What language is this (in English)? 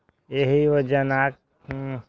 Maithili